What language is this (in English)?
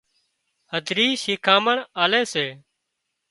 Wadiyara Koli